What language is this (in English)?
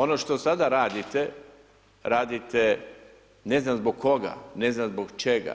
Croatian